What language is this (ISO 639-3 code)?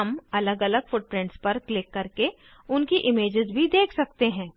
hin